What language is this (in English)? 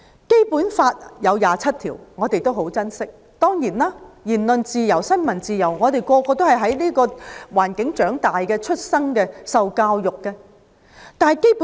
Cantonese